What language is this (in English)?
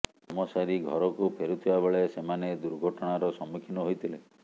Odia